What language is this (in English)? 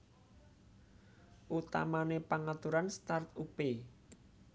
Javanese